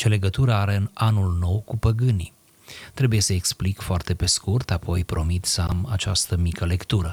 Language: Romanian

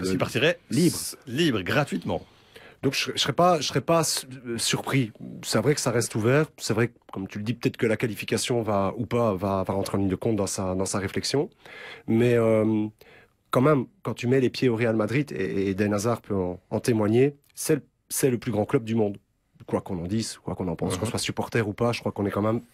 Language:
French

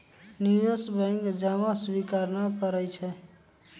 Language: Magahi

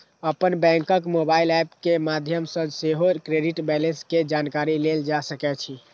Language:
Maithili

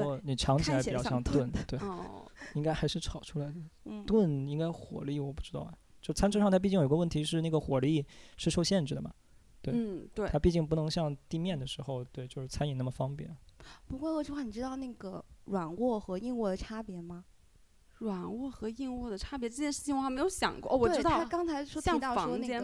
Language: Chinese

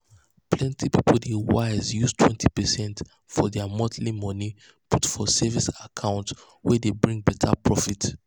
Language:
Nigerian Pidgin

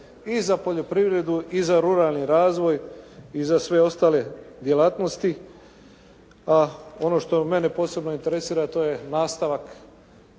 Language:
Croatian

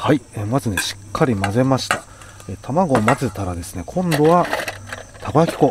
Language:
Japanese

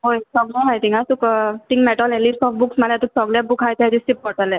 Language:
Konkani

